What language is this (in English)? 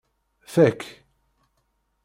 Kabyle